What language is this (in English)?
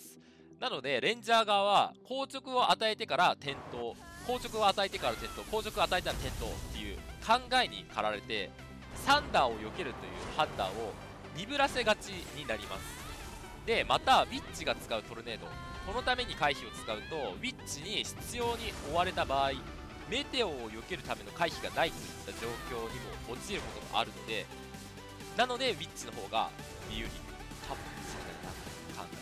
Japanese